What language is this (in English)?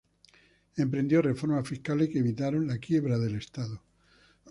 Spanish